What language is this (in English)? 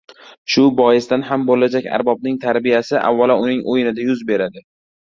Uzbek